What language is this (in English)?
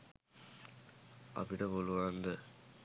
Sinhala